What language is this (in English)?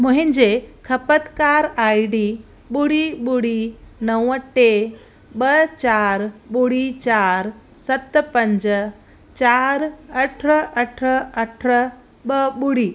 Sindhi